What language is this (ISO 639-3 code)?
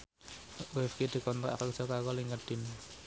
jav